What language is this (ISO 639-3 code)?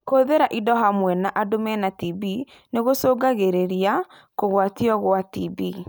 kik